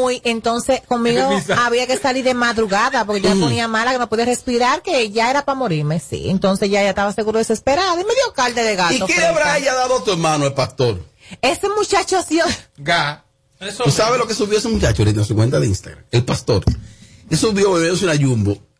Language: Spanish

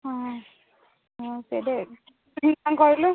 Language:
Odia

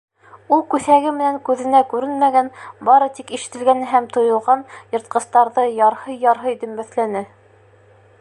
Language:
Bashkir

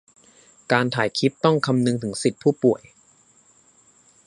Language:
Thai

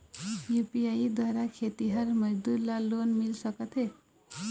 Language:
Chhattisgarhi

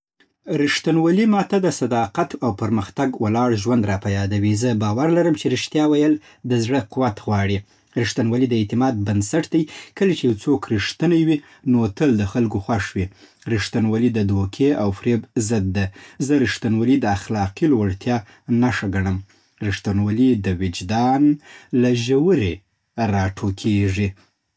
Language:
Southern Pashto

